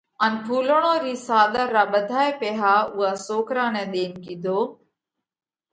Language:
Parkari Koli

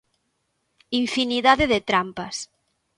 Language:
Galician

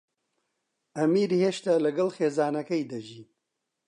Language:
Central Kurdish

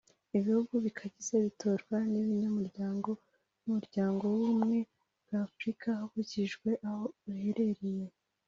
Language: Kinyarwanda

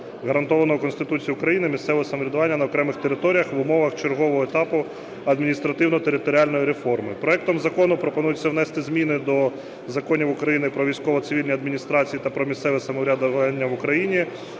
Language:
Ukrainian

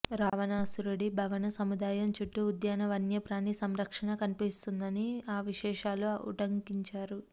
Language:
Telugu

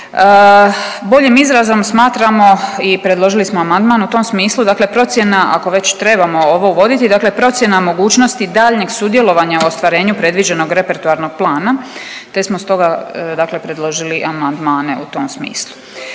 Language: Croatian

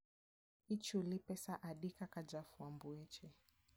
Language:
Luo (Kenya and Tanzania)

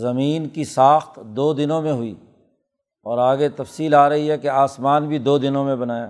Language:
Urdu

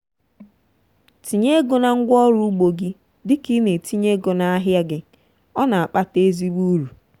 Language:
Igbo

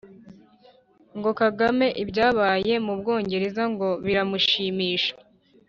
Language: Kinyarwanda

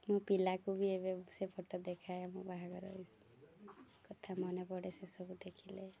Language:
Odia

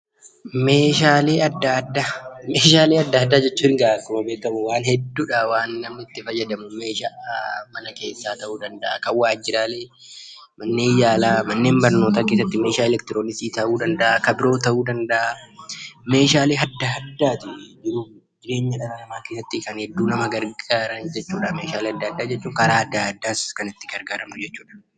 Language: Oromo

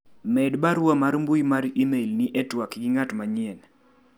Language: Luo (Kenya and Tanzania)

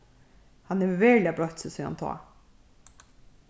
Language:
Faroese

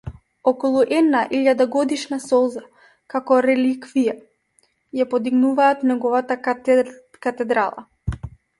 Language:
Macedonian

